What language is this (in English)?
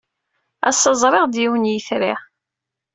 Kabyle